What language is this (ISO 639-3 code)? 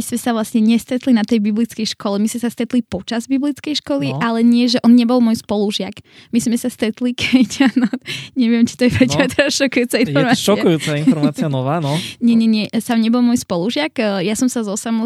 slk